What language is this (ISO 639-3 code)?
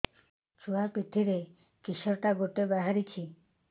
ori